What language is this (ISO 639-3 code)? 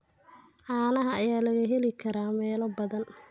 som